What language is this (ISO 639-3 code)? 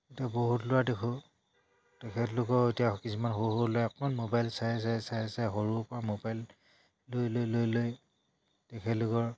asm